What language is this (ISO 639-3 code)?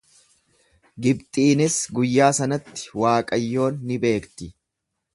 orm